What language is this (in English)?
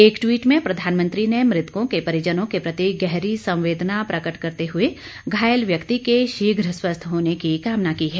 Hindi